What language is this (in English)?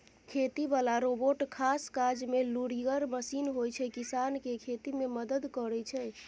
Maithili